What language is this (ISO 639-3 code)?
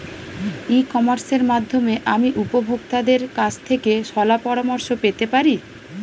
ben